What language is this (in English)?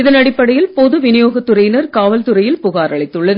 Tamil